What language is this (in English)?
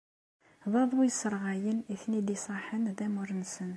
Kabyle